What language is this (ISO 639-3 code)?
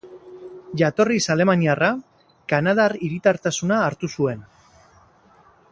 eus